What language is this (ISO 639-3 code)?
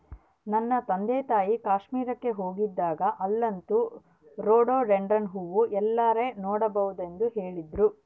kan